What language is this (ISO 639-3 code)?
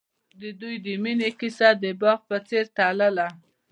pus